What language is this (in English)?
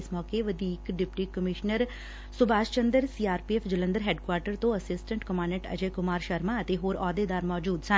Punjabi